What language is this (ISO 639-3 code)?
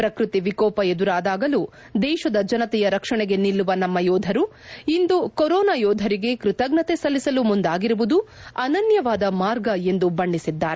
kan